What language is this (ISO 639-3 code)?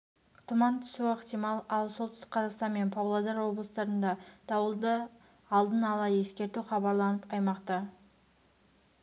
kaz